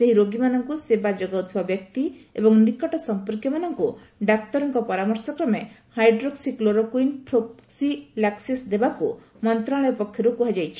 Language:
Odia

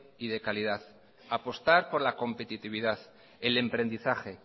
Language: Spanish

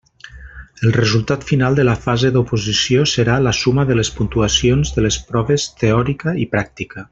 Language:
Catalan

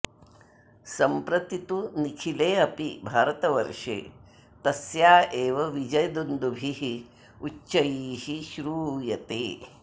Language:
Sanskrit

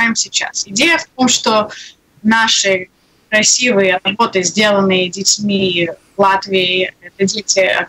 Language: Russian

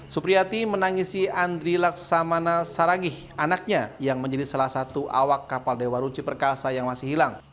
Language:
Indonesian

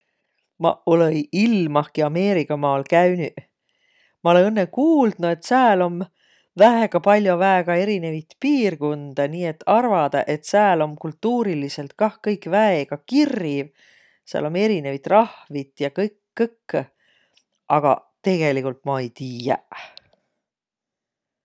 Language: Võro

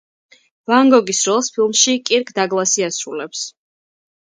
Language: Georgian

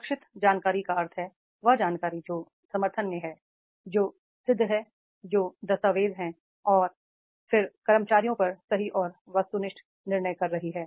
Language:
Hindi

